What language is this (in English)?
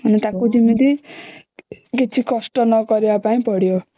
Odia